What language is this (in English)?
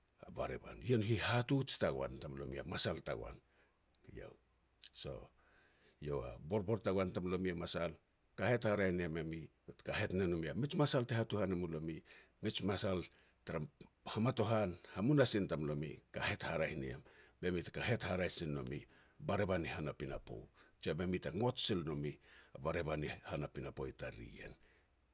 Petats